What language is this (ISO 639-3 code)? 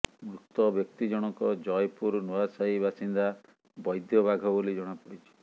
ori